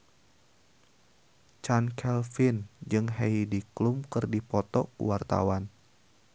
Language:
Sundanese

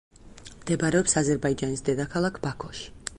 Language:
Georgian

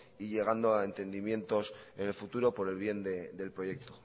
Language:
Spanish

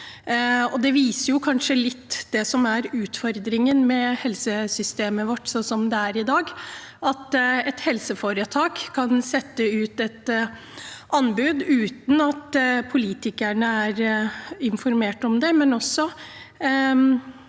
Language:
Norwegian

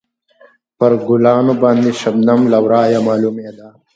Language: Pashto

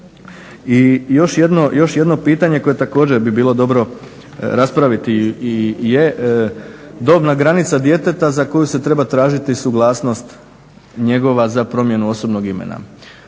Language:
Croatian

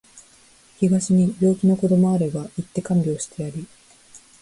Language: Japanese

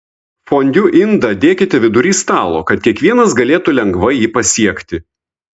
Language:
Lithuanian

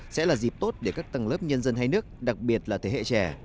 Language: Vietnamese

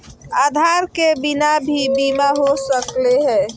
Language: Magahi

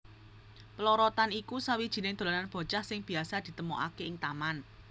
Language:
Javanese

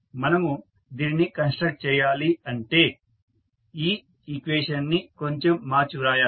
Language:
Telugu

